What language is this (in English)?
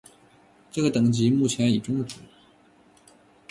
Chinese